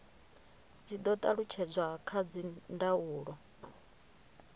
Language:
Venda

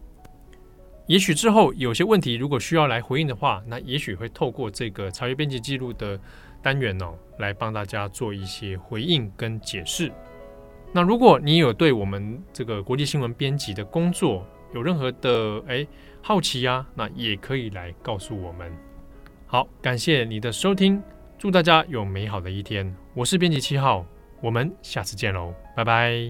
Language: Chinese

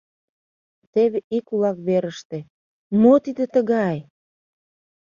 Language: Mari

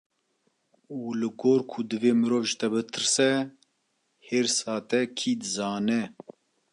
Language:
Kurdish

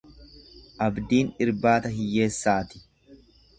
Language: Oromo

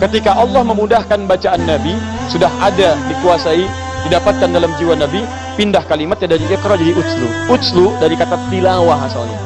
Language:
Indonesian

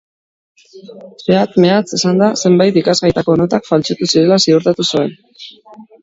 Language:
Basque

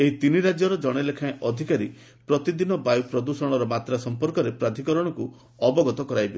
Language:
Odia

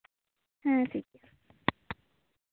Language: Santali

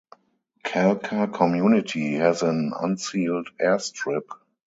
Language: English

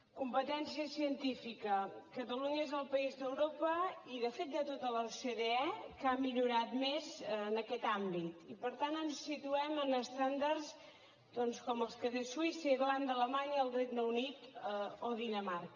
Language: Catalan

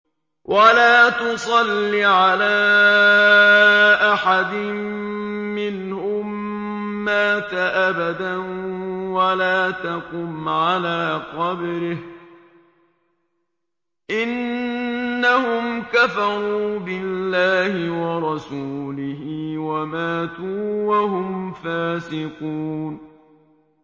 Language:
Arabic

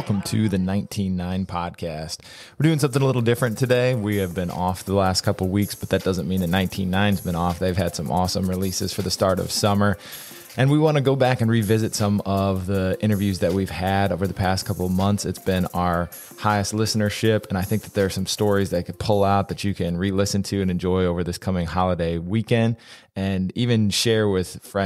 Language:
English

